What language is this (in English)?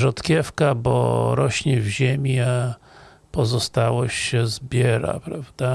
Polish